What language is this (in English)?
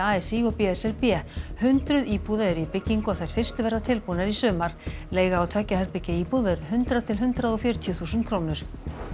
Icelandic